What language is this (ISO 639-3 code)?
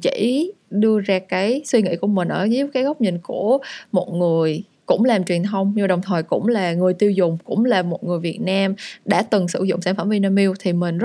vie